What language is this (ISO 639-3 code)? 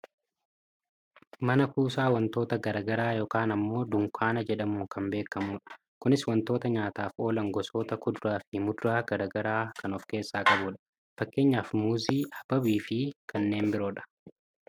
orm